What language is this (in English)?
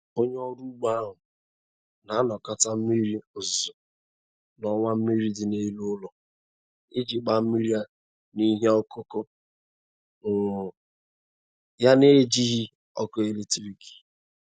Igbo